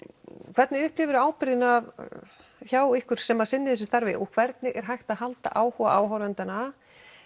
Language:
Icelandic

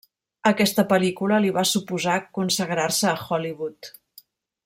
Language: Catalan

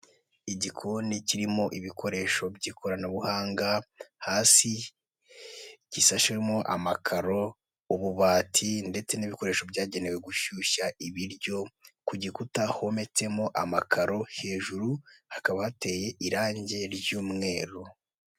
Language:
Kinyarwanda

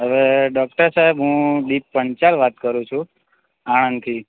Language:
Gujarati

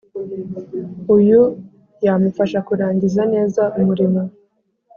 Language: Kinyarwanda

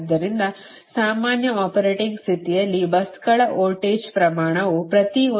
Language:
Kannada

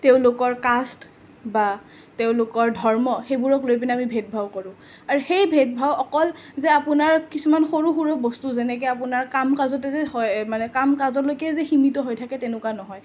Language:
Assamese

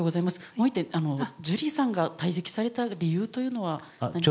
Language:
Japanese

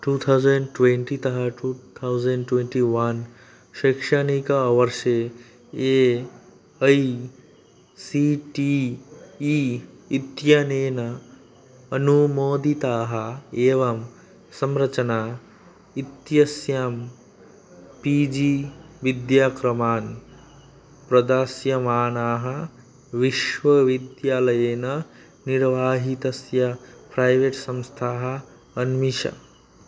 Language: Sanskrit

